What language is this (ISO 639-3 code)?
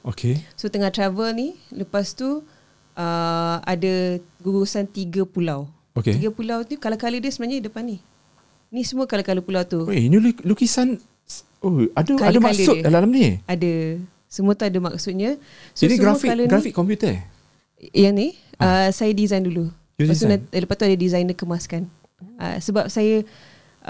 msa